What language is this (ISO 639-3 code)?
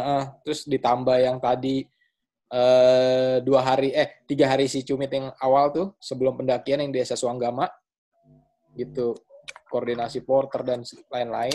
ind